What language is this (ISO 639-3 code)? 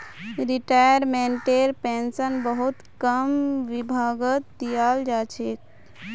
mag